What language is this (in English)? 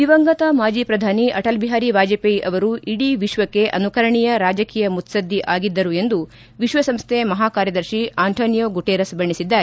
Kannada